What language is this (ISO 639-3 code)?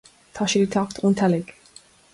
gle